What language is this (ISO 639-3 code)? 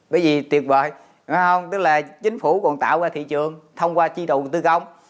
vie